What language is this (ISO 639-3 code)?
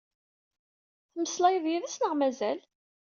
kab